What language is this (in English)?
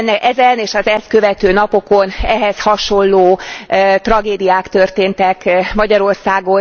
Hungarian